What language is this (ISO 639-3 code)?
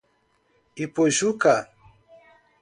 por